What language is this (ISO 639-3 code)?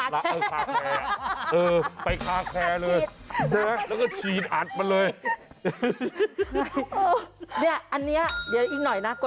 tha